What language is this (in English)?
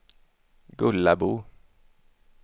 Swedish